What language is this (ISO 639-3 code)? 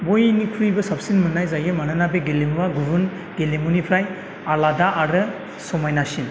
brx